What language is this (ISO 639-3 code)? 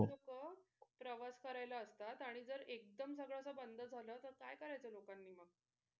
mar